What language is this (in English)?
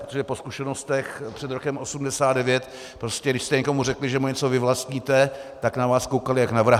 Czech